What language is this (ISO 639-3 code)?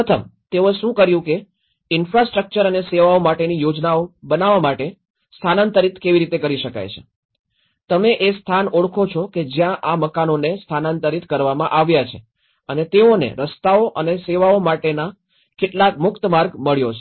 guj